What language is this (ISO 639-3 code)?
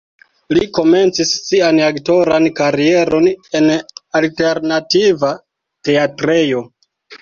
epo